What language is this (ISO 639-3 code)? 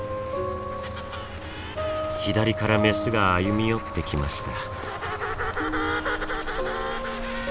jpn